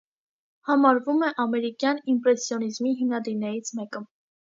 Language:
Armenian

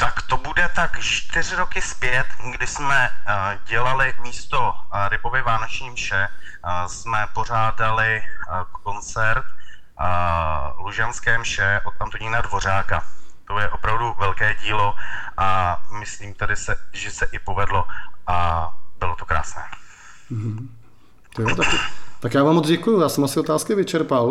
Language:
Czech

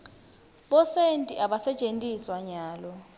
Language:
Swati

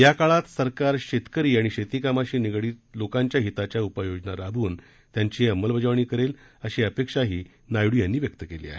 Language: Marathi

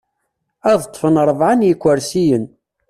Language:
Kabyle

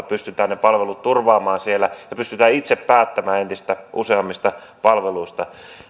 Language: Finnish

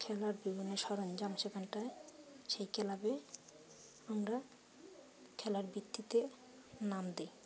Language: Bangla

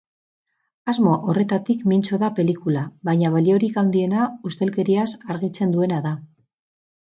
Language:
Basque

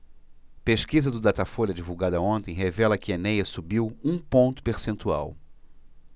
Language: Portuguese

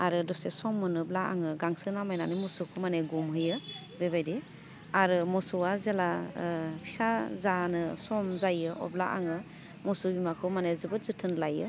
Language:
Bodo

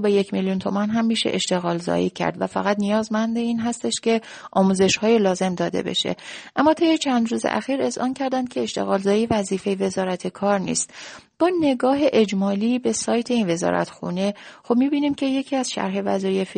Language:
Persian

